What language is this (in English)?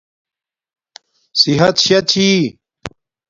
Domaaki